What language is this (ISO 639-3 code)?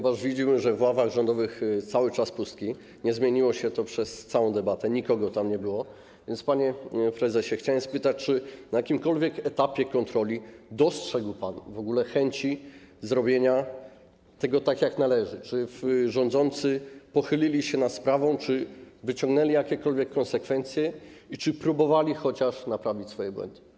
pol